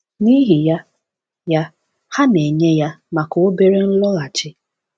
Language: Igbo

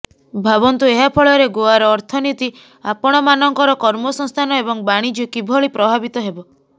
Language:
Odia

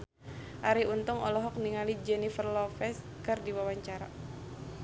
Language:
Sundanese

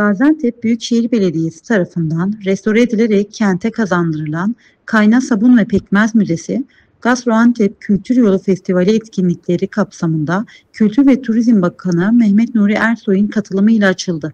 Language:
Turkish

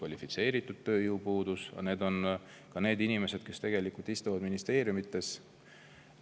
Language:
Estonian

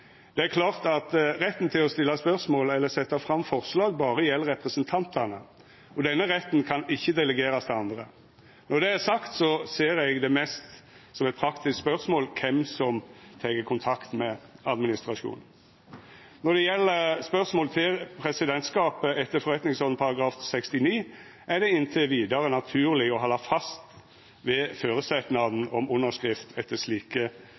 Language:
Norwegian Nynorsk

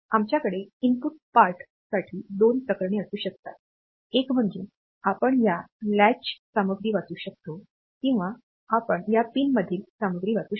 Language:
Marathi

